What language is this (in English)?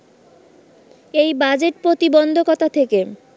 Bangla